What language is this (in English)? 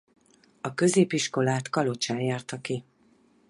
Hungarian